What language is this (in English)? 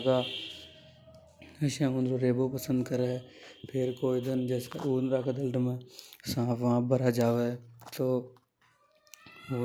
Hadothi